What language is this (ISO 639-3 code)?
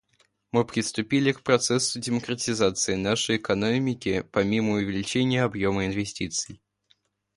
rus